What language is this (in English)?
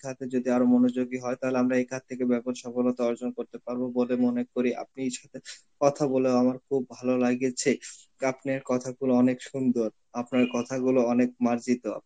Bangla